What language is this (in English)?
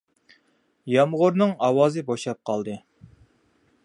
Uyghur